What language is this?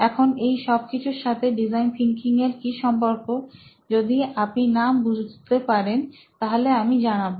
Bangla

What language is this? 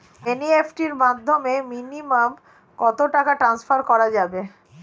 Bangla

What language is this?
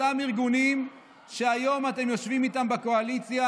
Hebrew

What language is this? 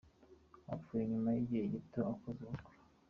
Kinyarwanda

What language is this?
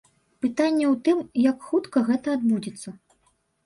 Belarusian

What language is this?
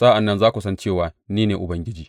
Hausa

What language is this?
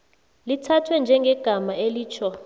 South Ndebele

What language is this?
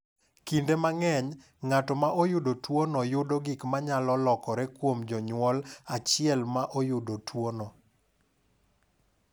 Luo (Kenya and Tanzania)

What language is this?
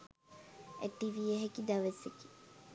Sinhala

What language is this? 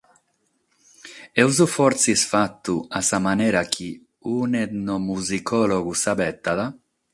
Sardinian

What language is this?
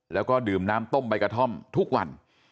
Thai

